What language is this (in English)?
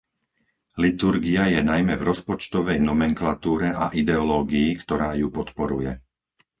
Slovak